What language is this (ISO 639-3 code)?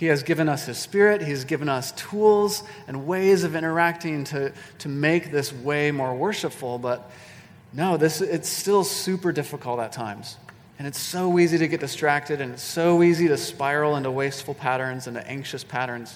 eng